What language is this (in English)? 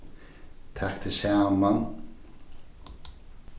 Faroese